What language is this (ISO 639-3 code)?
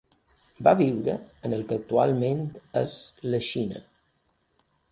cat